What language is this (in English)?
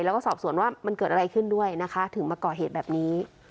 Thai